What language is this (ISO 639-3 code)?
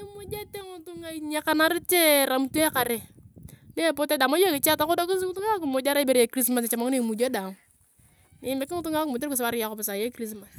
tuv